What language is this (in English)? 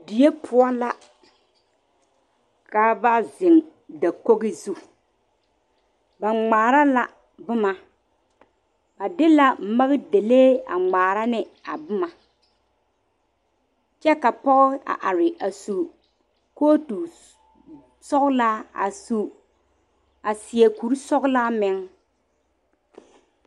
Southern Dagaare